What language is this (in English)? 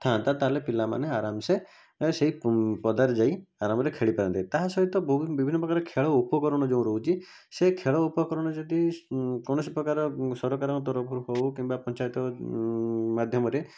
Odia